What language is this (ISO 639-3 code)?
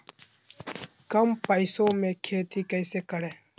mag